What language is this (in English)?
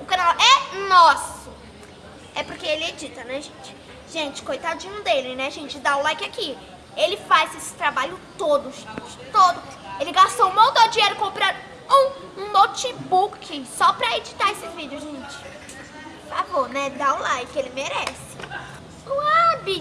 Portuguese